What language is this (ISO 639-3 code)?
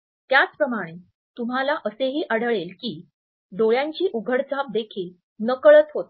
mar